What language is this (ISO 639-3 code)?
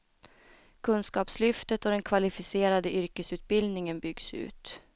swe